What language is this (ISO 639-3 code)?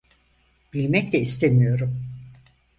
tur